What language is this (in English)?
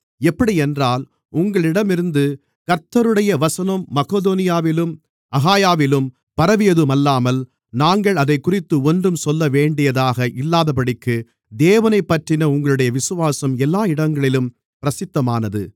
Tamil